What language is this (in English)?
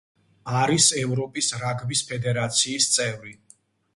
Georgian